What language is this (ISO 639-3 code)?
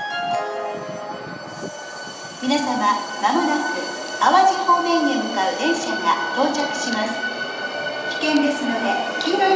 jpn